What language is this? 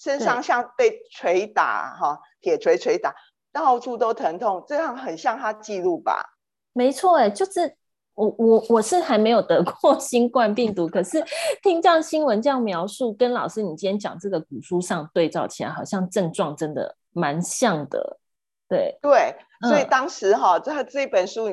Chinese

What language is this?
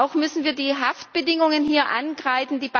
German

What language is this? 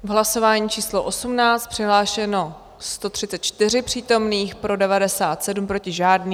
Czech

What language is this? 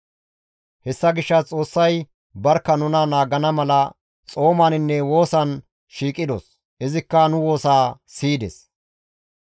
Gamo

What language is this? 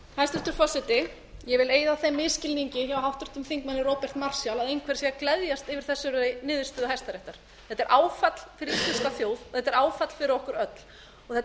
Icelandic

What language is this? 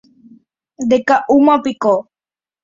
Guarani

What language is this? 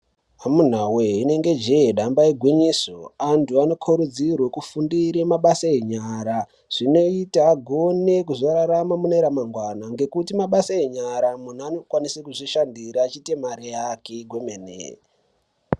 Ndau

